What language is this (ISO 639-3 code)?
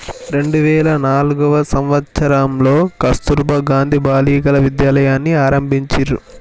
tel